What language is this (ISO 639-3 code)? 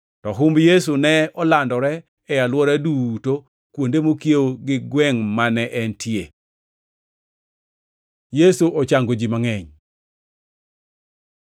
luo